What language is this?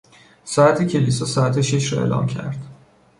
Persian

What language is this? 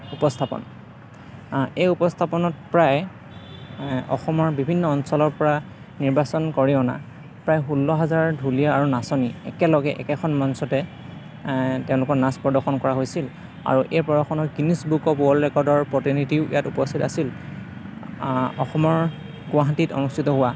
Assamese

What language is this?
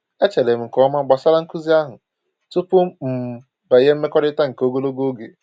Igbo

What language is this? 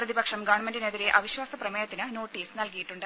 Malayalam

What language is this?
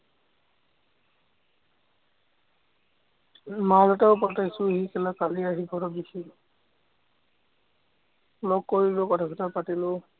Assamese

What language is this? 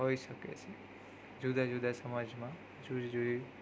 Gujarati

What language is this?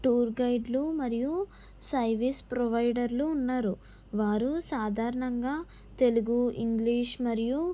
Telugu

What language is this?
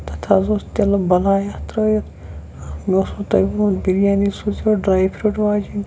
Kashmiri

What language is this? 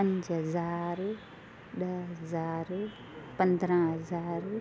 Sindhi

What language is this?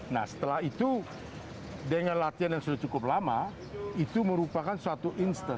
Indonesian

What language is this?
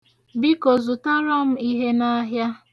Igbo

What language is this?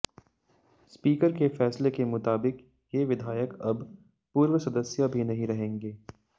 Hindi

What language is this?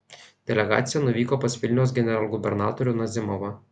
Lithuanian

